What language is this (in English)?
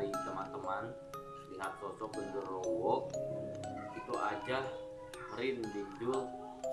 Indonesian